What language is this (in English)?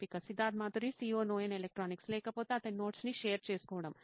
Telugu